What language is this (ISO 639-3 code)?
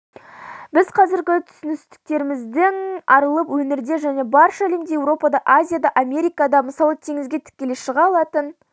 kaz